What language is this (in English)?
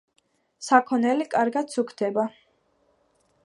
Georgian